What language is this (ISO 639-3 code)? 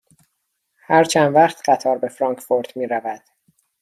fas